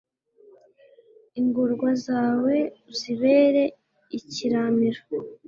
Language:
Kinyarwanda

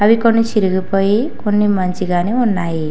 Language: Telugu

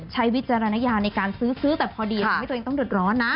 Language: Thai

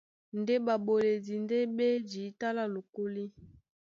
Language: Duala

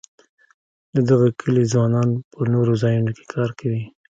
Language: Pashto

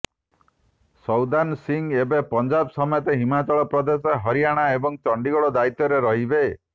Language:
Odia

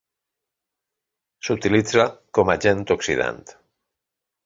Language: Catalan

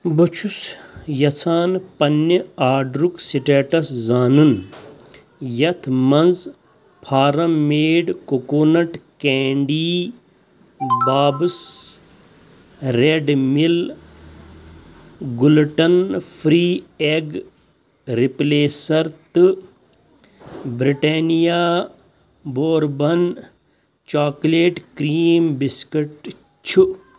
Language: Kashmiri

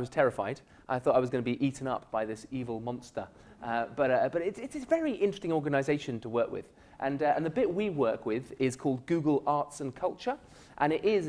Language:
English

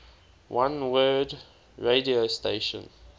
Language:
English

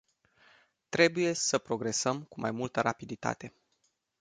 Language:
Romanian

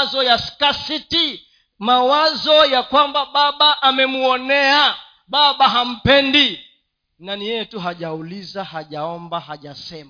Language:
Swahili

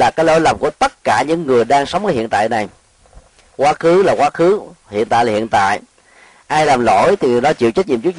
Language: Vietnamese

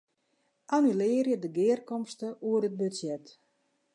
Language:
Western Frisian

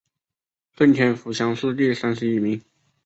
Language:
Chinese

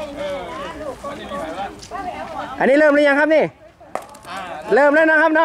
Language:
Thai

